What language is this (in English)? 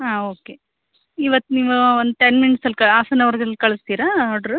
Kannada